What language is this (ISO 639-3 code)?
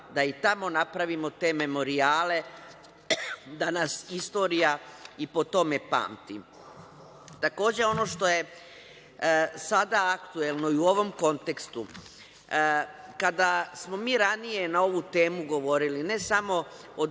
srp